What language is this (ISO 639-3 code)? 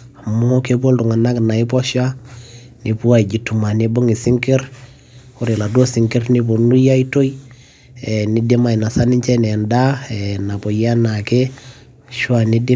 mas